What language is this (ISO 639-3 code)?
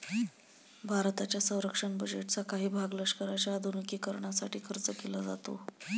mar